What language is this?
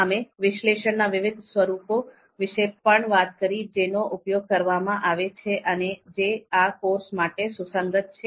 Gujarati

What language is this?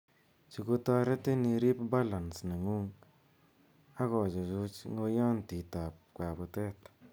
Kalenjin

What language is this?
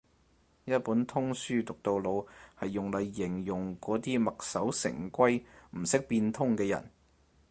Cantonese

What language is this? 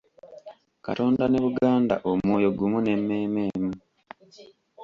Ganda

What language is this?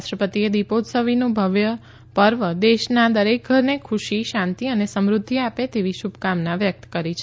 Gujarati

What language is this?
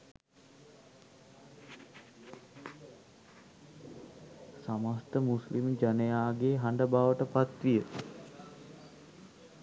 Sinhala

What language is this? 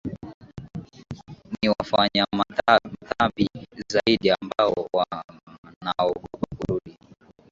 Swahili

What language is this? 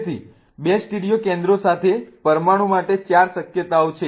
Gujarati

